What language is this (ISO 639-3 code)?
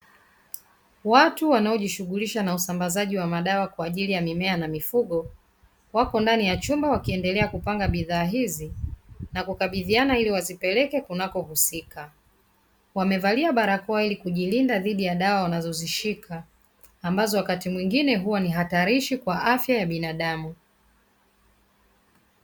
swa